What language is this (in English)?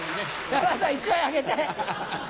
Japanese